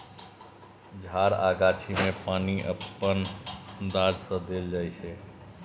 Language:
Maithili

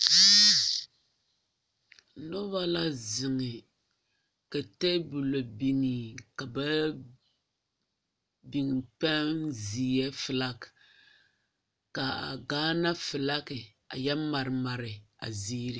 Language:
Southern Dagaare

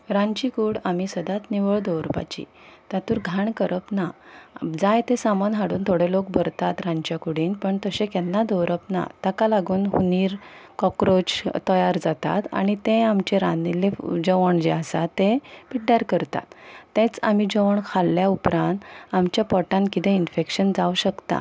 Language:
Konkani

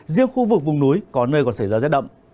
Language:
Vietnamese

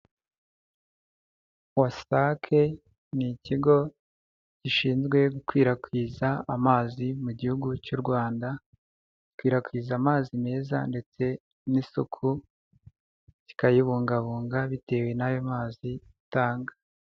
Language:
Kinyarwanda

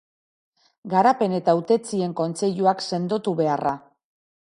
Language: Basque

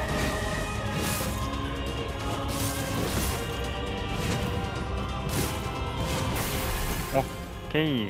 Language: Japanese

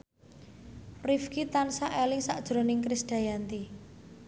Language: Javanese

